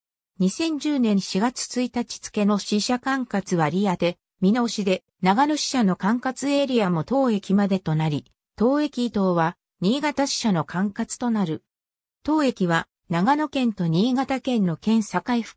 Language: Japanese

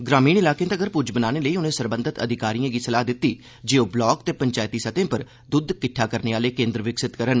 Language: Dogri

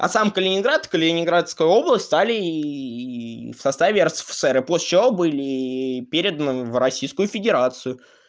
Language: Russian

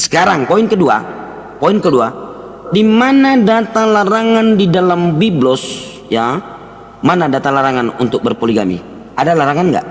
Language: Indonesian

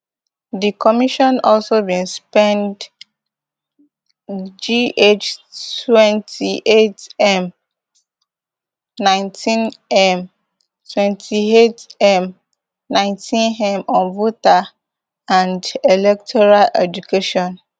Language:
Nigerian Pidgin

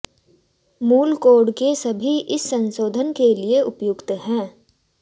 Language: Hindi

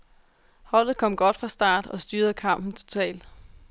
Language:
Danish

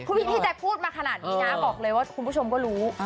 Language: Thai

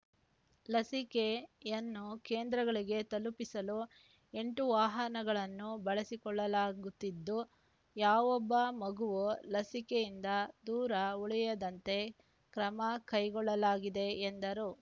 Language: Kannada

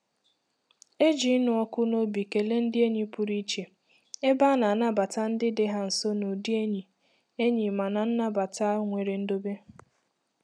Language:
Igbo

